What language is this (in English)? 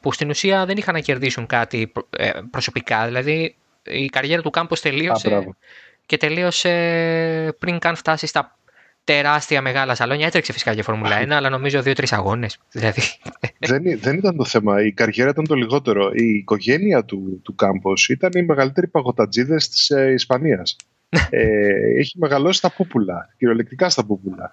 Greek